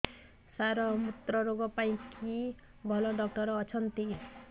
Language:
Odia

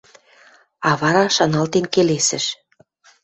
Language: Western Mari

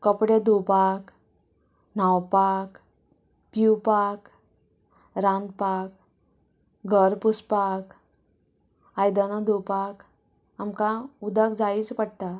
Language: Konkani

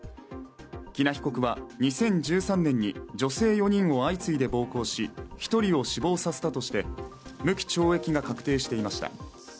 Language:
Japanese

